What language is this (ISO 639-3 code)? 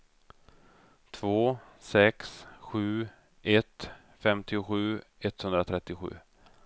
swe